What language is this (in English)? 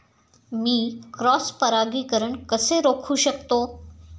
Marathi